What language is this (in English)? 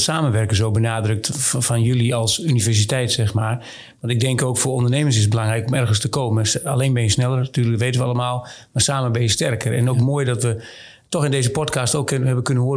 Dutch